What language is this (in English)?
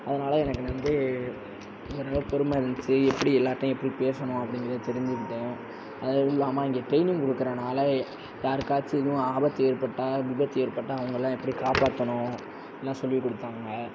Tamil